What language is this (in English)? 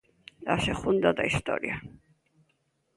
Galician